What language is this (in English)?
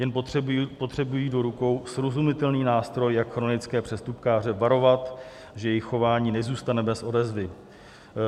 Czech